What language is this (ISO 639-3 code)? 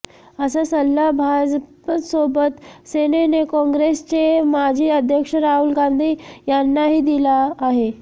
mar